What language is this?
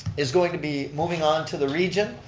English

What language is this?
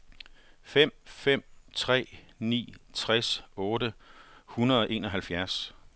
Danish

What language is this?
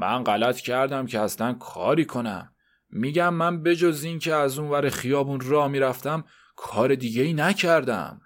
Persian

